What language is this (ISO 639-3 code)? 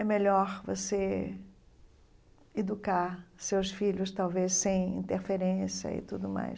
por